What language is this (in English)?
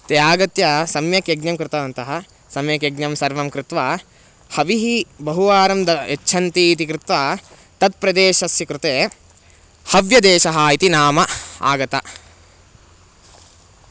Sanskrit